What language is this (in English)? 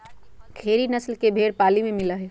Magahi